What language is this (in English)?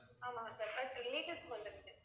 Tamil